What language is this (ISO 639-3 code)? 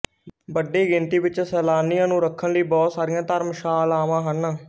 pan